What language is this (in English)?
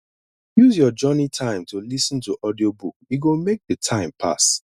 Nigerian Pidgin